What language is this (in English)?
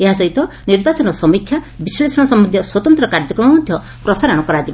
Odia